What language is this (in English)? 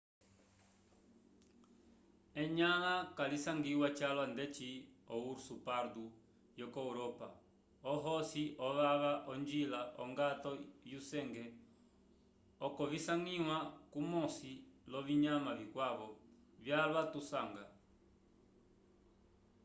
Umbundu